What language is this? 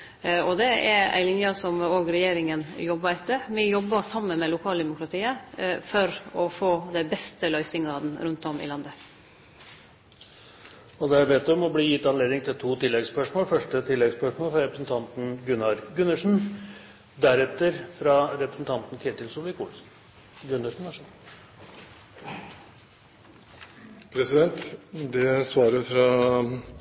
Norwegian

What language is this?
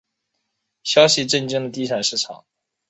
Chinese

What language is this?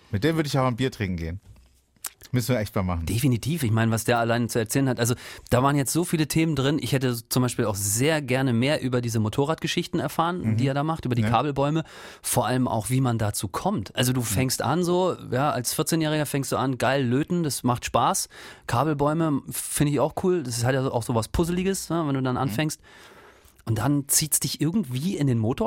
German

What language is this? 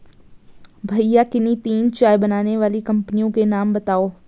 Hindi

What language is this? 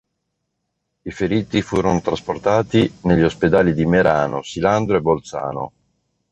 Italian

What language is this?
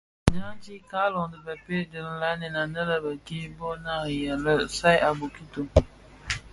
Bafia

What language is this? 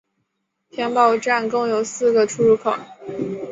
Chinese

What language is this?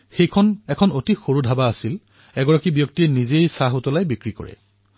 Assamese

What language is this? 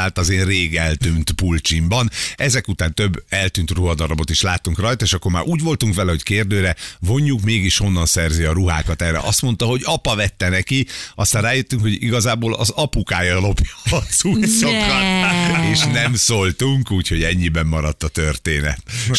Hungarian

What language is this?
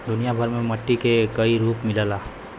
Bhojpuri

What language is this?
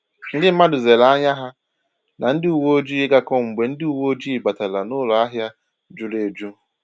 Igbo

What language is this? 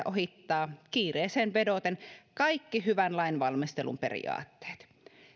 Finnish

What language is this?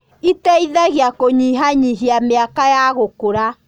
Kikuyu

